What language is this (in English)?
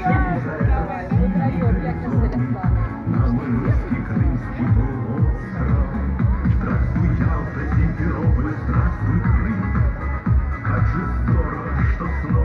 Russian